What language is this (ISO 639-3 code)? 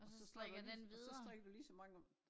dan